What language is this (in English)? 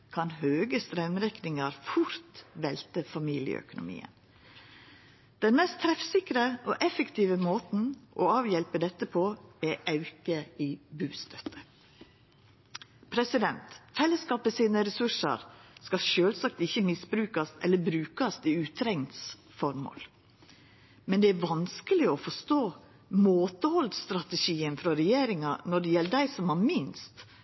Norwegian Nynorsk